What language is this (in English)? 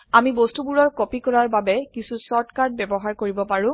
Assamese